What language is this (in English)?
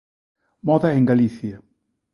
Galician